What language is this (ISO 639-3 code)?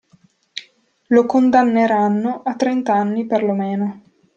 ita